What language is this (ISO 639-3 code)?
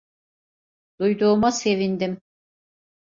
tur